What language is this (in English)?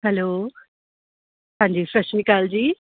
Punjabi